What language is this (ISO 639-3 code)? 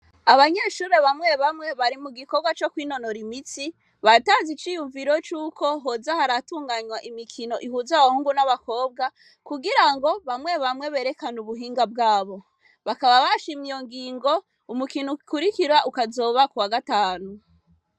run